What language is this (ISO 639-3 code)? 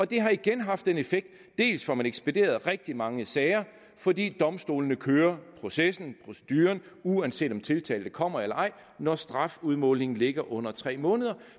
dan